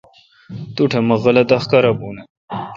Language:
Kalkoti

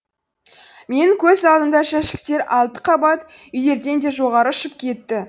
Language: Kazakh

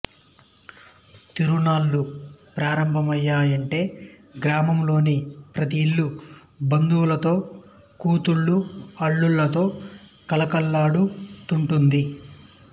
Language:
Telugu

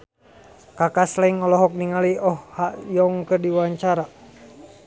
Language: Sundanese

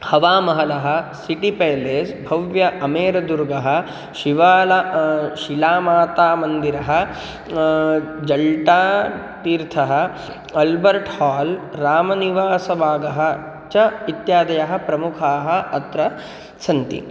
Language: Sanskrit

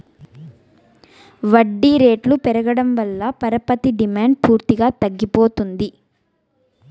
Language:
Telugu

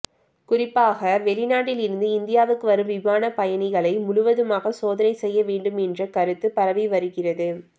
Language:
Tamil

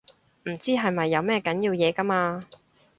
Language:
Cantonese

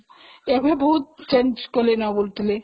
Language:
Odia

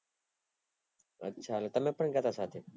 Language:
Gujarati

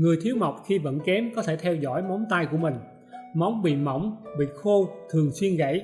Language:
Vietnamese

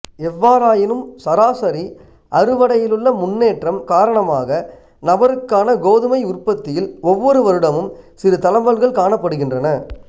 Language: Tamil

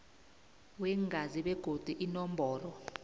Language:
South Ndebele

